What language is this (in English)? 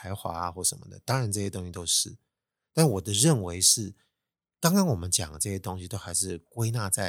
Chinese